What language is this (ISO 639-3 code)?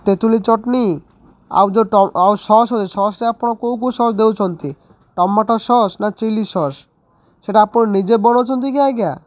ori